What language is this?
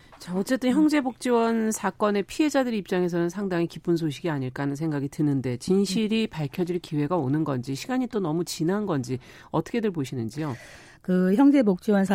Korean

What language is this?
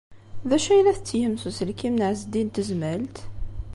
Kabyle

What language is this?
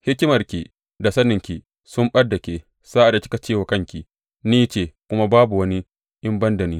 Hausa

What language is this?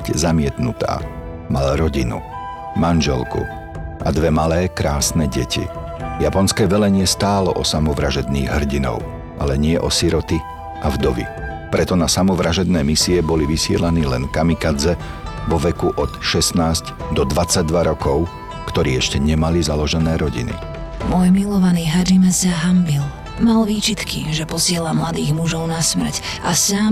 Slovak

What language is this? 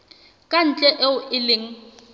Southern Sotho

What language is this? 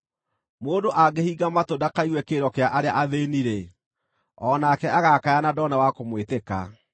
Kikuyu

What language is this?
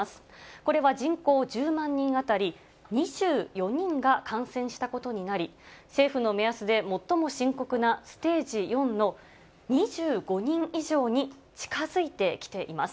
Japanese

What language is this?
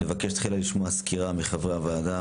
Hebrew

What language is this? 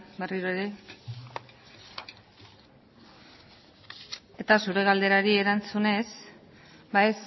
Basque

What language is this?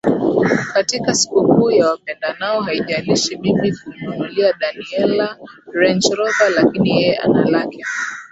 Swahili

